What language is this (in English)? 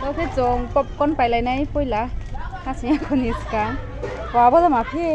Thai